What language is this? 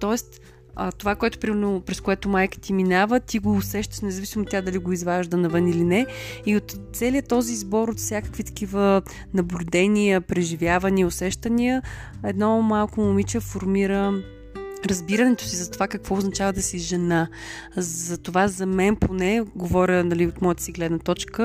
Bulgarian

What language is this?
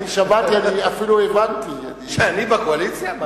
Hebrew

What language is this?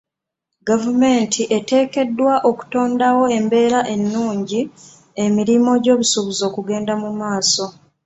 Ganda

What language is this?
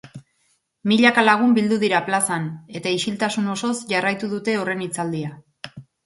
Basque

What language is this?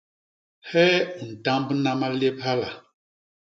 Basaa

